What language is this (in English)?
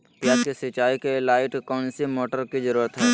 Magahi